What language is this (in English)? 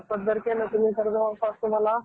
Marathi